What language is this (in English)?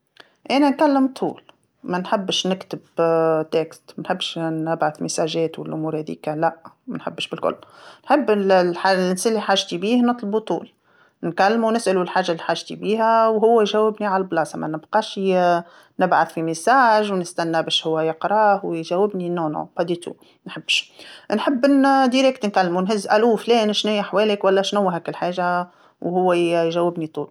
Tunisian Arabic